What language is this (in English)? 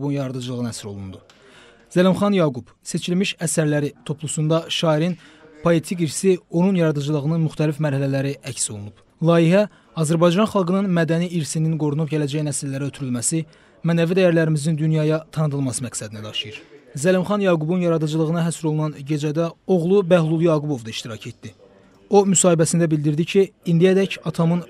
Turkish